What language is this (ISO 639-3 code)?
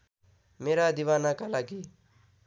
nep